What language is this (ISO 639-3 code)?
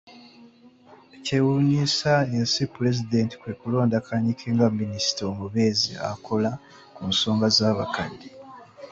lug